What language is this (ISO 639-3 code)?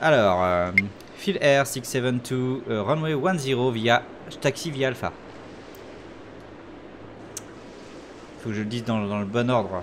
fra